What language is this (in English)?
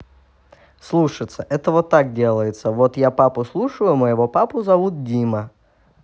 Russian